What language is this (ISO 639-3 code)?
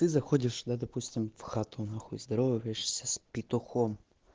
rus